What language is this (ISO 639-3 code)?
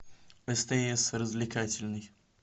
rus